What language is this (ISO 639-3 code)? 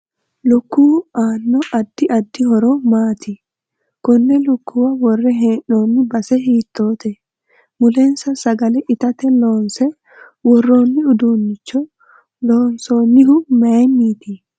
sid